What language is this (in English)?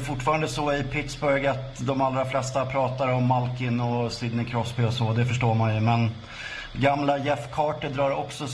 Swedish